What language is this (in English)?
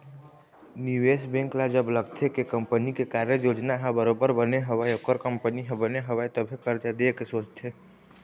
Chhattisgarhi